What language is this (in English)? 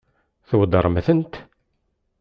Kabyle